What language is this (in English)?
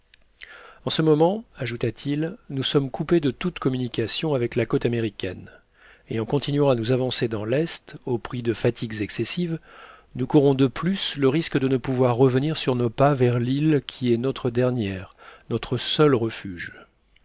French